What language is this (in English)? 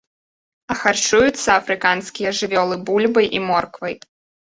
Belarusian